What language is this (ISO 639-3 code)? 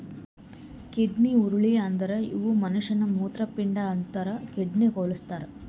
kan